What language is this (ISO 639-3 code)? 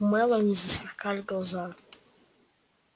rus